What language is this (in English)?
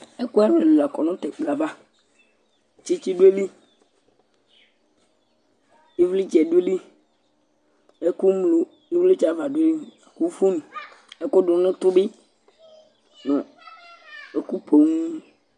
Ikposo